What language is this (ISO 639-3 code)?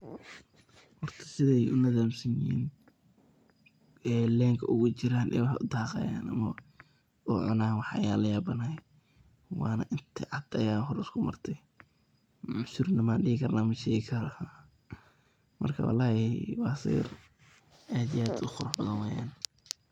som